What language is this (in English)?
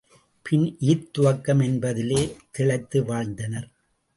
Tamil